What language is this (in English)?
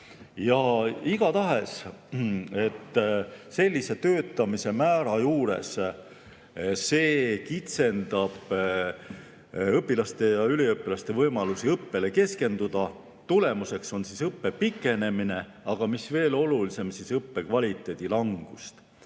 Estonian